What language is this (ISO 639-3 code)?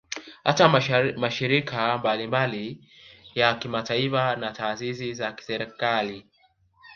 swa